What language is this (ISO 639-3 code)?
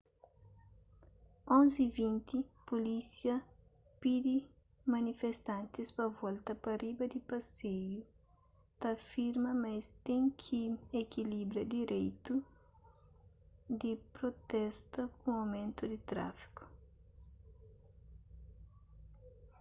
kea